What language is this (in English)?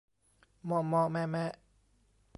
Thai